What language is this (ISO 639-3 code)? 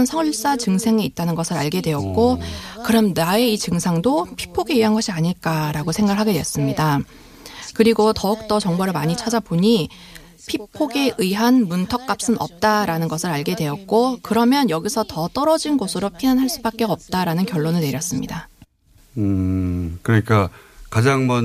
kor